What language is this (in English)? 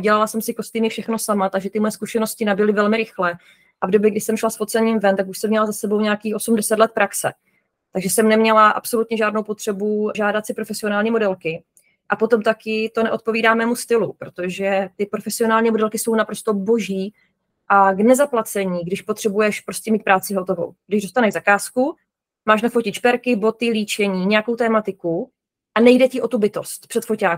Czech